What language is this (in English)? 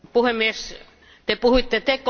Finnish